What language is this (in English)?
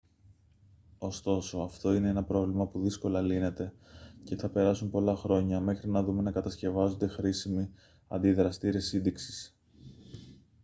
Greek